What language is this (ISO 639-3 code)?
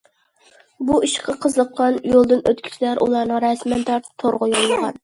uig